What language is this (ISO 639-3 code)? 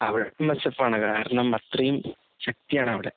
mal